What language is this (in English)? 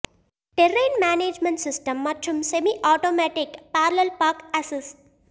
Tamil